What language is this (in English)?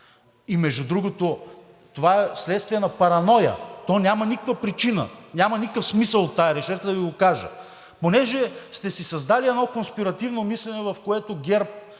Bulgarian